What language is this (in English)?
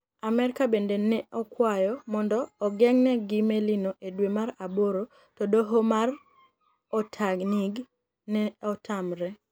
Luo (Kenya and Tanzania)